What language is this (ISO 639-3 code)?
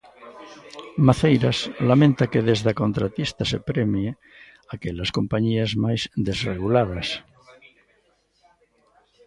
glg